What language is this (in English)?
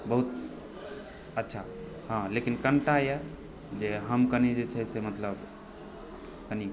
Maithili